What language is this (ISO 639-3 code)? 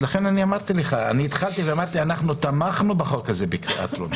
heb